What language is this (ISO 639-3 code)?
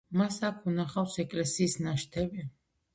kat